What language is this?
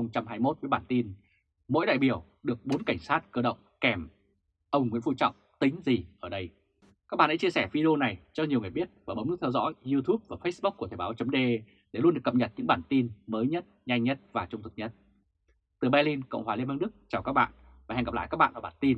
Vietnamese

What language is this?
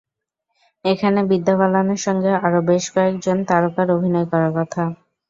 Bangla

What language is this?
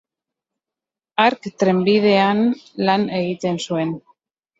Basque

